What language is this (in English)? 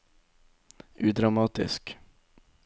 Norwegian